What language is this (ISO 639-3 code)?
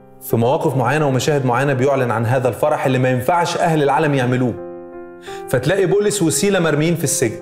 ara